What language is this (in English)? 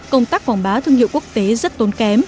Vietnamese